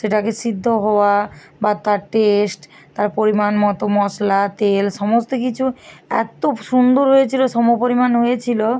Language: Bangla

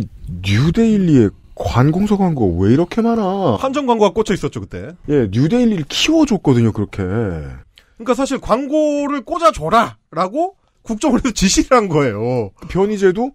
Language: Korean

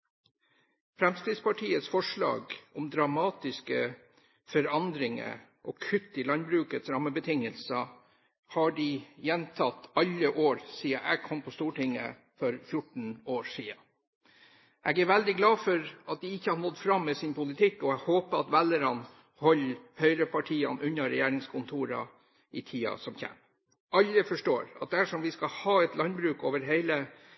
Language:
Norwegian Bokmål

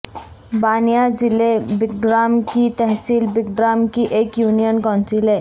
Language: Urdu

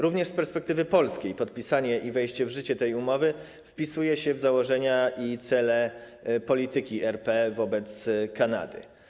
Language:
Polish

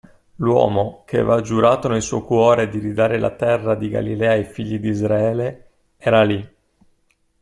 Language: Italian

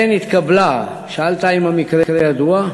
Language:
Hebrew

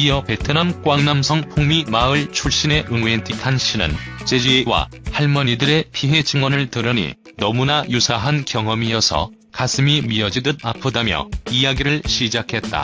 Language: Korean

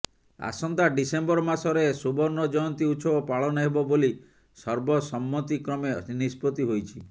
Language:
Odia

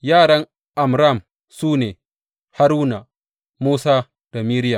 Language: Hausa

